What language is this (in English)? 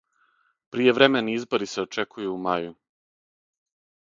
Serbian